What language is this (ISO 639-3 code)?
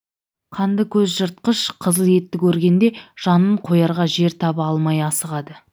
kaz